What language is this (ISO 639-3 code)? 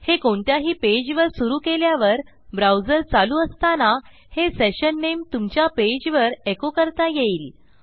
mar